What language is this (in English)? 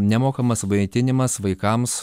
Lithuanian